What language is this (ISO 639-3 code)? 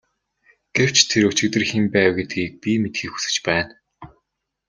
mon